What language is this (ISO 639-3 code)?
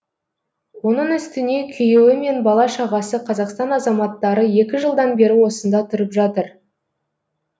kaz